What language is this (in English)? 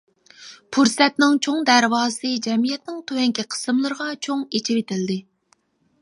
Uyghur